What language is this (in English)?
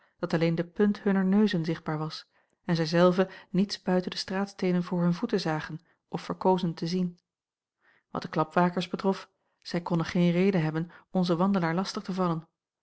Dutch